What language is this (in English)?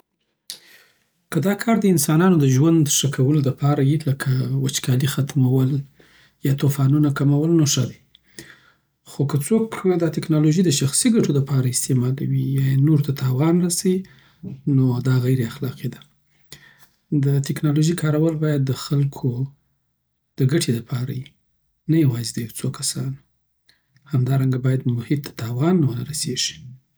Southern Pashto